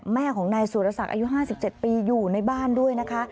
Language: Thai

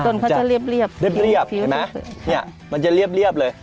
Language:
Thai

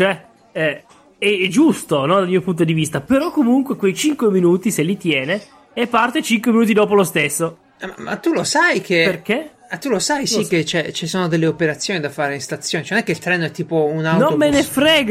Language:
Italian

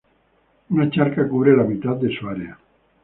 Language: Spanish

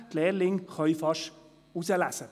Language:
Swiss German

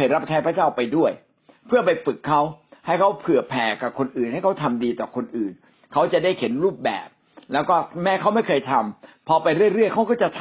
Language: Thai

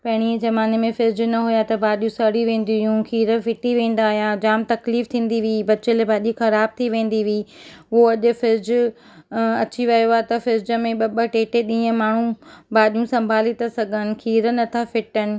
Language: Sindhi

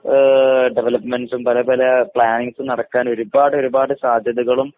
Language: Malayalam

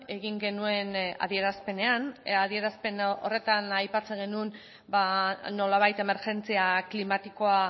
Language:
Basque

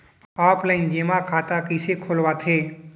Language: Chhattisgarhi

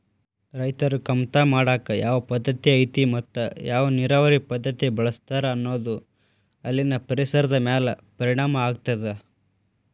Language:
Kannada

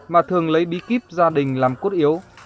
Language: Vietnamese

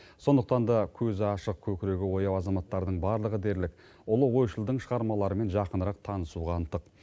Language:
Kazakh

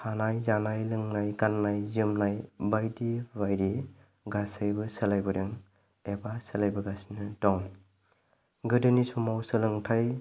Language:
Bodo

